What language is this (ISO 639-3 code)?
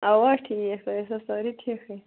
kas